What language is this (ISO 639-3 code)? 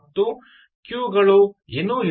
kan